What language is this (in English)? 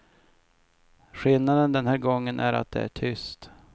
Swedish